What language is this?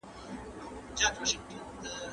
Pashto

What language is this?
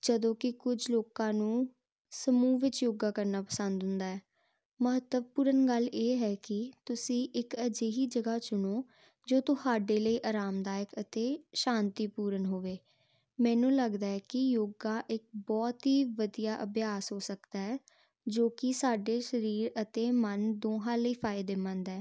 Punjabi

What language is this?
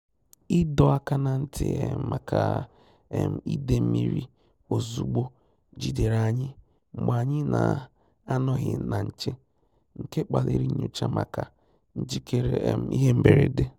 Igbo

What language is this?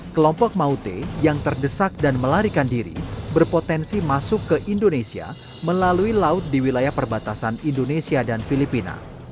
Indonesian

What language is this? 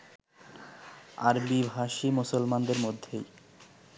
Bangla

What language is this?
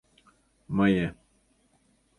Mari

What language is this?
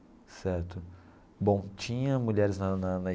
Portuguese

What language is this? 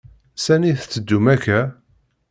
Kabyle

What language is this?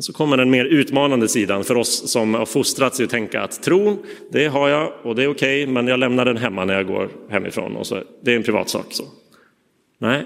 Swedish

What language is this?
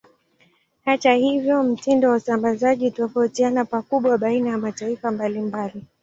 Swahili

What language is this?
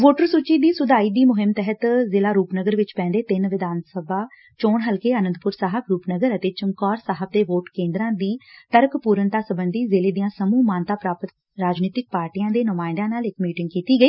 Punjabi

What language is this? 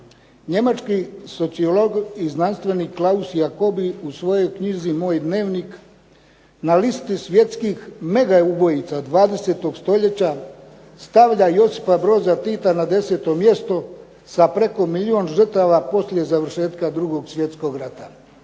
Croatian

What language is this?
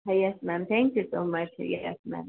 Gujarati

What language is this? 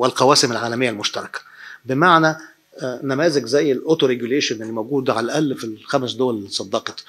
Arabic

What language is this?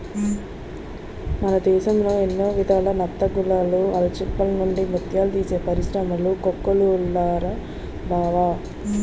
Telugu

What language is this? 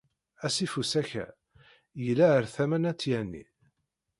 Kabyle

